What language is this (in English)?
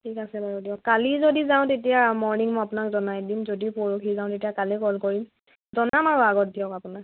Assamese